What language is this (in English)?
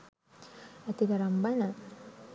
Sinhala